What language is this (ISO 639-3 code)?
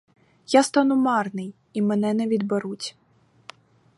ukr